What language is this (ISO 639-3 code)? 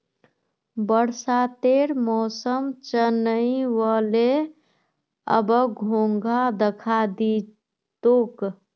mag